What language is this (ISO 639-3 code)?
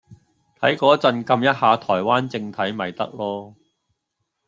yue